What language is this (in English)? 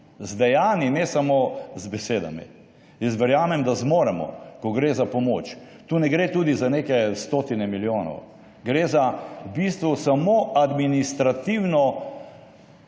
Slovenian